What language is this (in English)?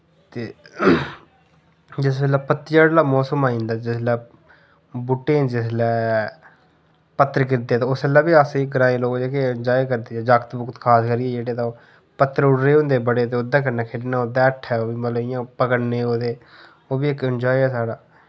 Dogri